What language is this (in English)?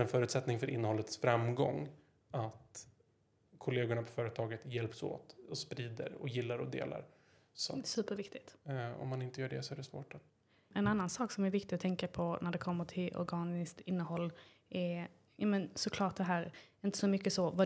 Swedish